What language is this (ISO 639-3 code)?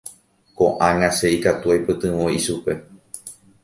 grn